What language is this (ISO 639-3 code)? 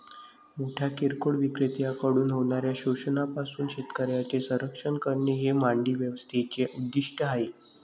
mar